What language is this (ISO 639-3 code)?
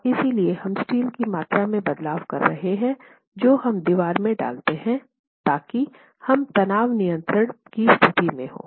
hin